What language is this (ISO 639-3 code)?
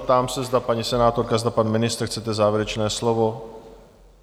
ces